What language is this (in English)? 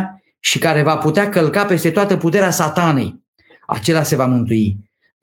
Romanian